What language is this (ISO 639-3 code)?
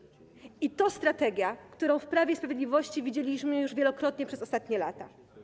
pol